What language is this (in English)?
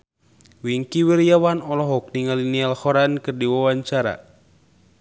Sundanese